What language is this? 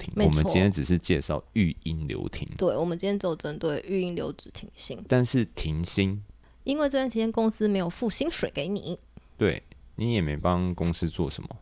Chinese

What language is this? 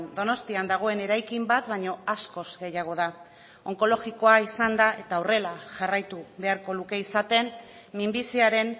Basque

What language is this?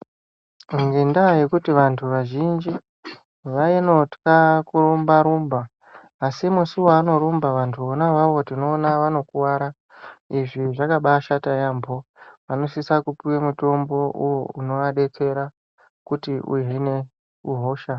Ndau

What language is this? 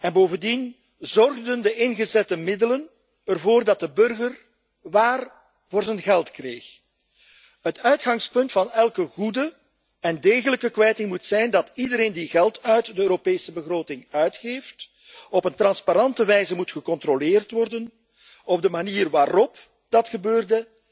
Dutch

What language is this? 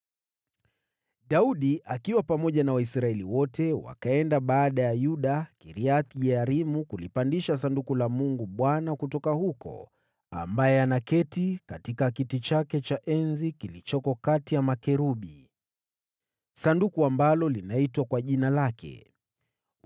Swahili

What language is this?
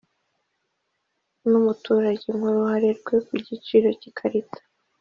Kinyarwanda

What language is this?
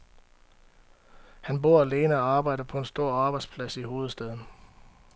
Danish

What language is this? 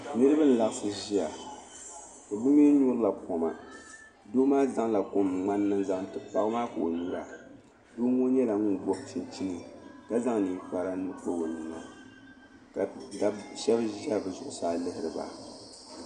Dagbani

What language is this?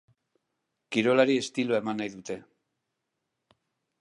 Basque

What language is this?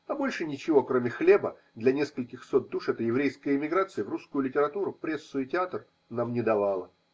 Russian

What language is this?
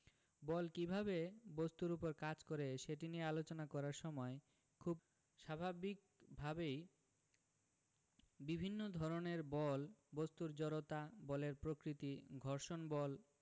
Bangla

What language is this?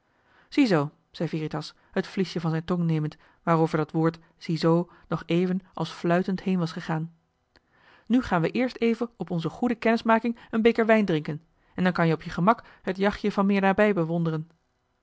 Dutch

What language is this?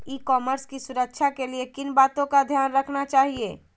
Magahi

